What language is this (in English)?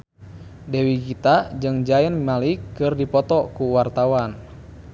Sundanese